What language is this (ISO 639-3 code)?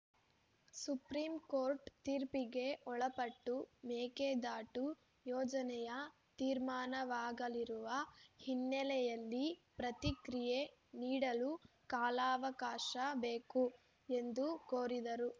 kan